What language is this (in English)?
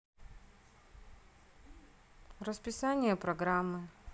Russian